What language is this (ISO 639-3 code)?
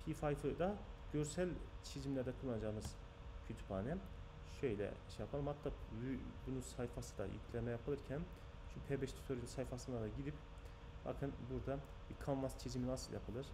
tur